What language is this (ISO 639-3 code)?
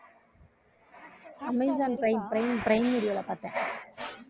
tam